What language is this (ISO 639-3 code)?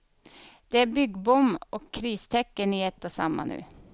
swe